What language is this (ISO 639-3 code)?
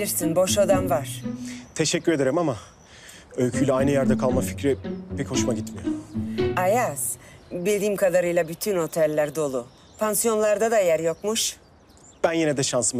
tur